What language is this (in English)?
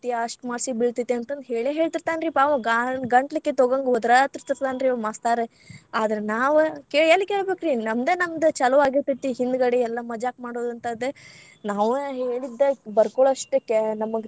Kannada